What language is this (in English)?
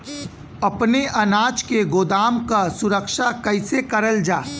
Bhojpuri